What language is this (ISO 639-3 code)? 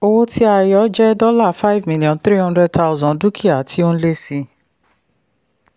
yor